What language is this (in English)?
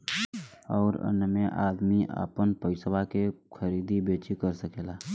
Bhojpuri